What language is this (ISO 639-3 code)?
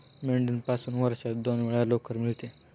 mar